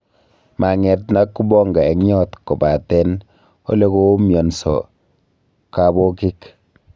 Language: Kalenjin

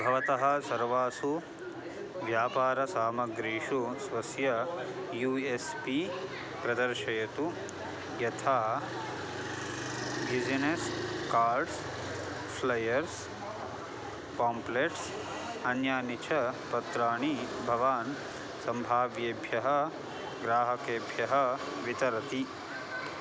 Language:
Sanskrit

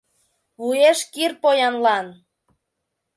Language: Mari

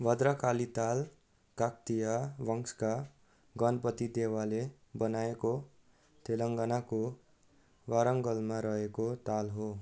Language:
Nepali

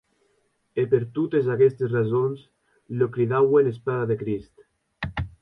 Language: Occitan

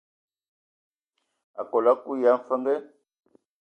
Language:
Ewondo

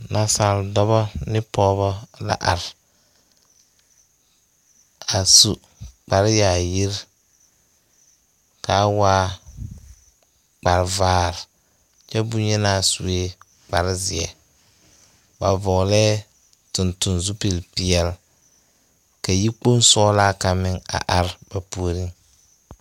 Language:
Southern Dagaare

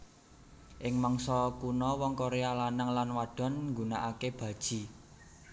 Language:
Javanese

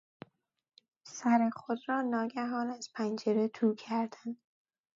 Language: Persian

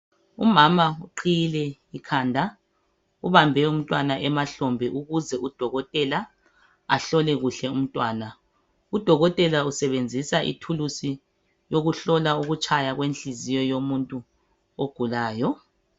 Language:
North Ndebele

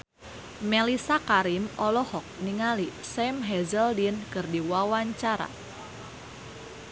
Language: Sundanese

